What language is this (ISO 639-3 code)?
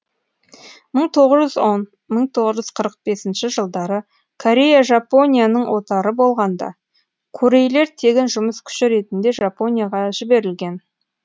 kaz